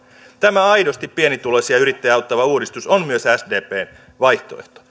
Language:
Finnish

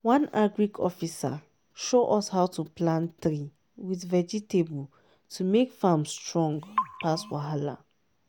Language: Nigerian Pidgin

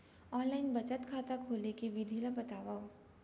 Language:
Chhattisgarhi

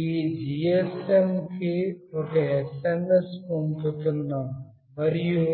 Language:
Telugu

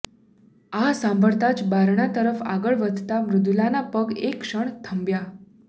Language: Gujarati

